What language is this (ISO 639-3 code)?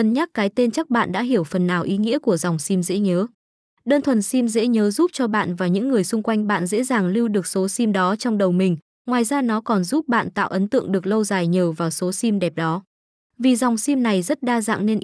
vie